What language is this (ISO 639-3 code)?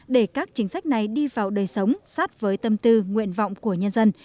vie